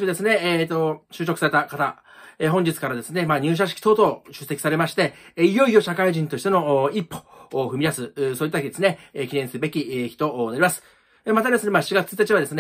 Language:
Japanese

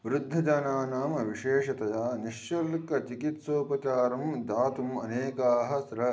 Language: Sanskrit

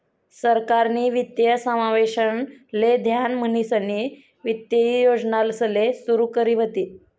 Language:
Marathi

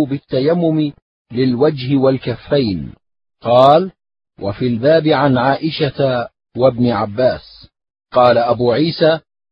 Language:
Arabic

